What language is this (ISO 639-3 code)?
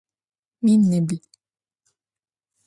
ady